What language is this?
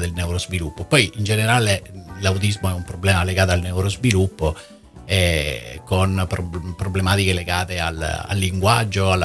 Italian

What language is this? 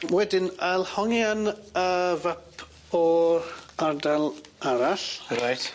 Welsh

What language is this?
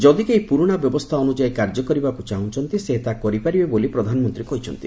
Odia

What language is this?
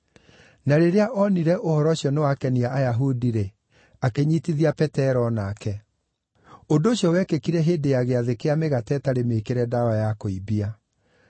Kikuyu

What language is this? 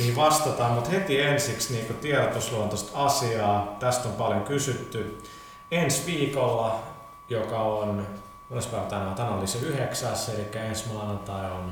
Finnish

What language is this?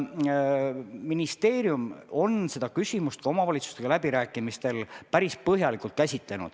Estonian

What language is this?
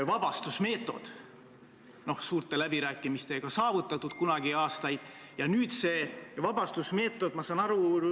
Estonian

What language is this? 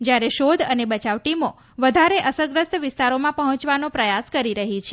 Gujarati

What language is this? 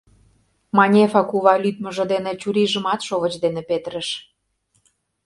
Mari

